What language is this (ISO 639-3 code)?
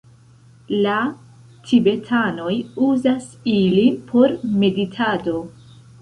epo